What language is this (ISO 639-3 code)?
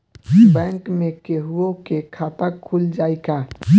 bho